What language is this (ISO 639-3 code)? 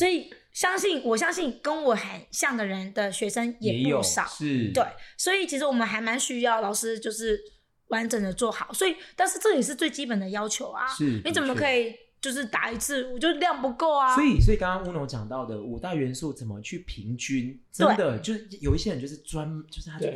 zho